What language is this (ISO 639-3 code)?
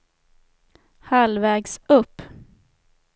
swe